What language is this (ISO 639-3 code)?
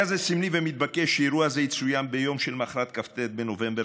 heb